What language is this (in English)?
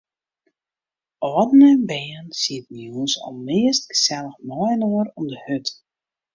Western Frisian